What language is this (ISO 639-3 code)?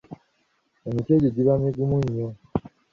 lug